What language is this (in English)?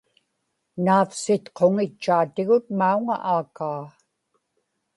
Inupiaq